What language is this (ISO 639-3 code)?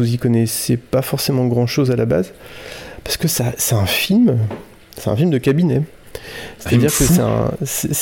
fra